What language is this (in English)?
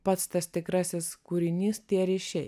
Lithuanian